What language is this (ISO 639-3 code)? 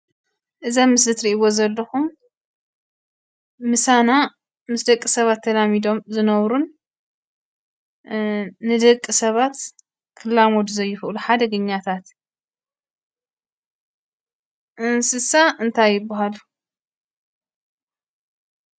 tir